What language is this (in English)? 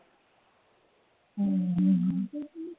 Punjabi